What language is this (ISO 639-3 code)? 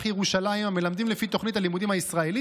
heb